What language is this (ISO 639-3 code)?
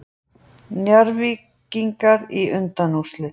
isl